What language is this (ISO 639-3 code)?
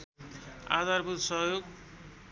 nep